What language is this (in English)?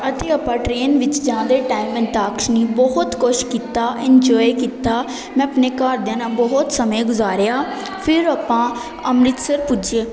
Punjabi